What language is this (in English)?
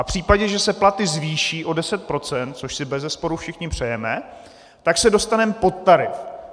Czech